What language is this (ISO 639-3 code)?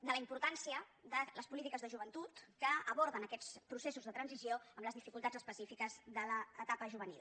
cat